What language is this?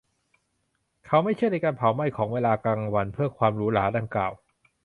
Thai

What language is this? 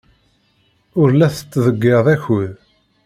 Kabyle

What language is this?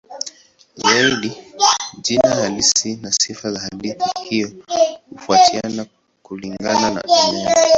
Swahili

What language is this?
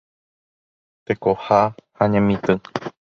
Guarani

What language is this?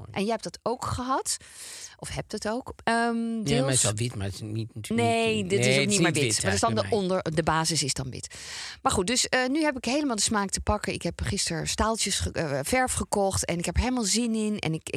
Dutch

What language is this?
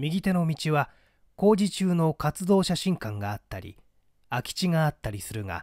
Japanese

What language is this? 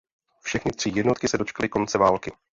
Czech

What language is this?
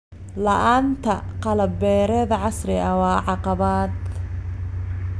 Somali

